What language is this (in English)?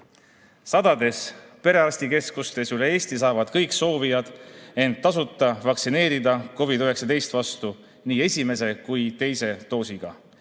Estonian